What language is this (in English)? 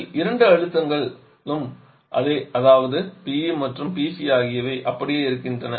Tamil